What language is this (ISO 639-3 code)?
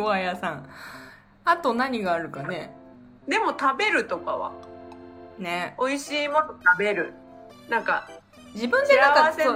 jpn